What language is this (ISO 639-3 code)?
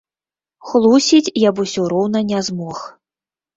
bel